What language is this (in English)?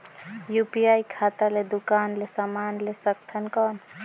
Chhattisgarhi